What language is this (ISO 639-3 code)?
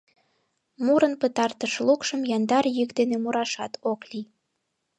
chm